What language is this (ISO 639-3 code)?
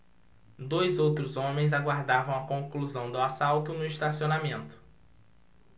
por